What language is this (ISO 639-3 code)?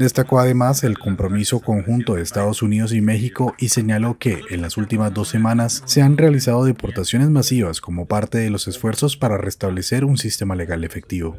spa